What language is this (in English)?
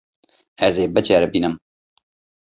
Kurdish